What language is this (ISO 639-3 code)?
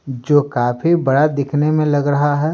hin